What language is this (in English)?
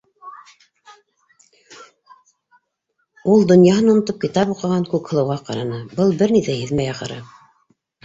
Bashkir